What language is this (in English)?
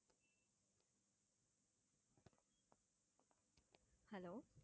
Tamil